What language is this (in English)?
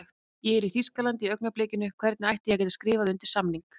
Icelandic